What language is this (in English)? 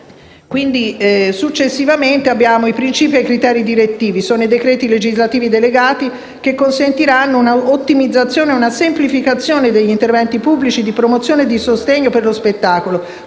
Italian